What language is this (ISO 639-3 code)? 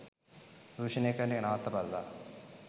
sin